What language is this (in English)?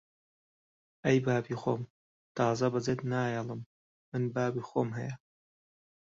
Central Kurdish